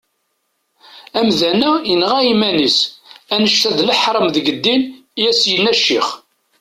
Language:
Kabyle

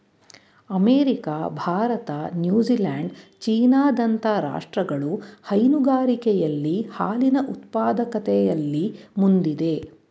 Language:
Kannada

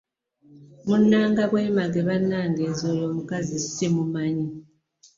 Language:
Ganda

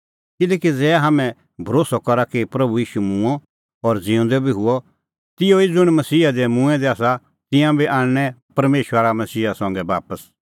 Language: Kullu Pahari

